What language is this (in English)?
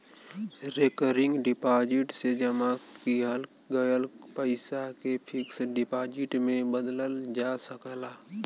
Bhojpuri